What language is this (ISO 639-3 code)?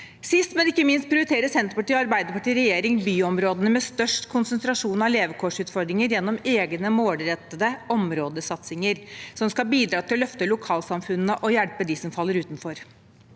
nor